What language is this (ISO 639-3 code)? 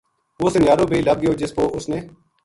gju